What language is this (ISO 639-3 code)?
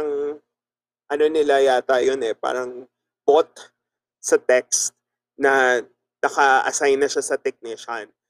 fil